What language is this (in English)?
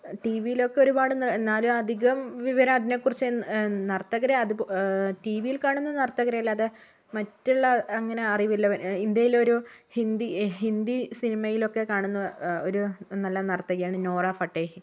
Malayalam